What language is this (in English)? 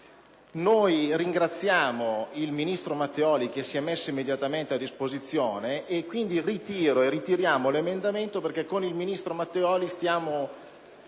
Italian